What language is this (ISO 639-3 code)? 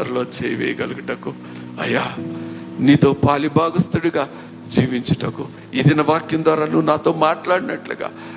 tel